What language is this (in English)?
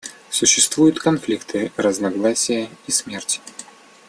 Russian